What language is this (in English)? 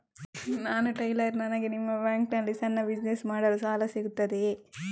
Kannada